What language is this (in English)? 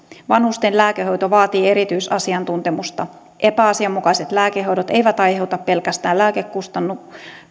Finnish